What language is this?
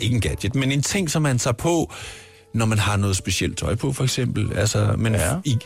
Danish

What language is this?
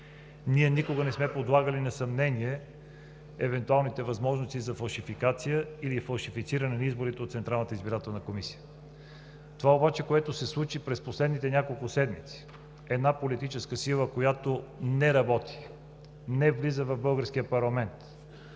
Bulgarian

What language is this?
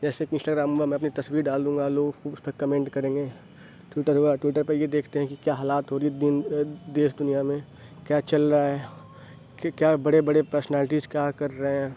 Urdu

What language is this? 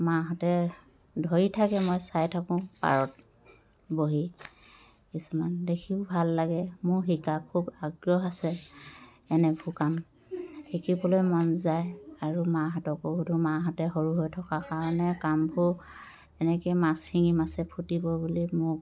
Assamese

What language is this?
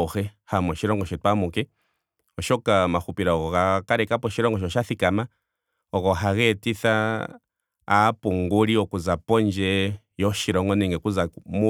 Ndonga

